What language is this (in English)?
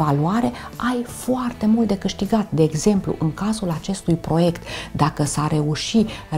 Romanian